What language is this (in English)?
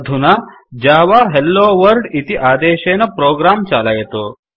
Sanskrit